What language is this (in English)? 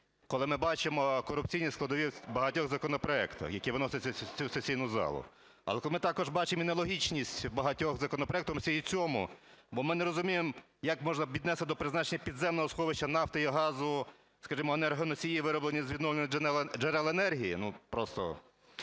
Ukrainian